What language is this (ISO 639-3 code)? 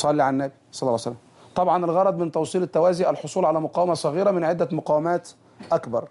ara